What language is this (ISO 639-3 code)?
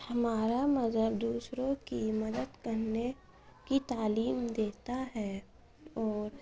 urd